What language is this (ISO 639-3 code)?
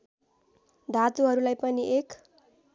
nep